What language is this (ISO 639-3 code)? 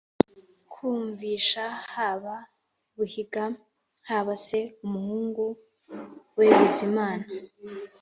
kin